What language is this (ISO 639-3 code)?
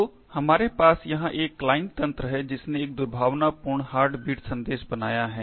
hin